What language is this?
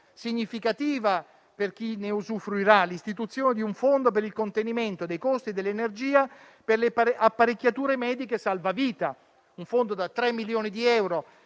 Italian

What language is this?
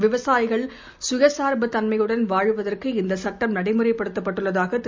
Tamil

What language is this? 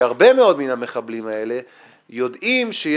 Hebrew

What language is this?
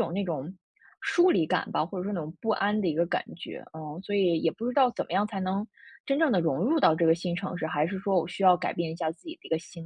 Chinese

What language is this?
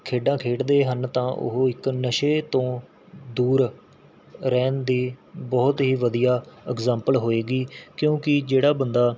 Punjabi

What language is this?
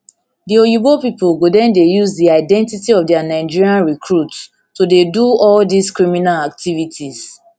Nigerian Pidgin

